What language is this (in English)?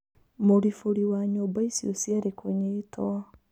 Kikuyu